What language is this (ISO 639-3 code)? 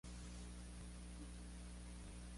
spa